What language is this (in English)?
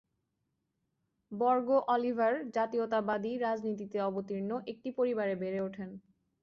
Bangla